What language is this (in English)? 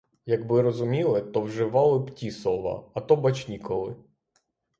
Ukrainian